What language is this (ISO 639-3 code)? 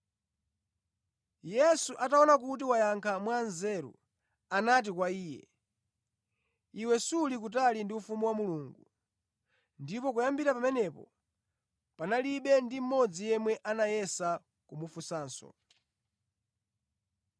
nya